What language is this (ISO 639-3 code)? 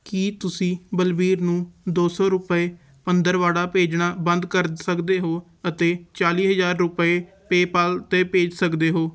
pan